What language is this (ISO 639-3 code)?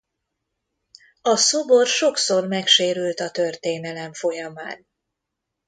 hun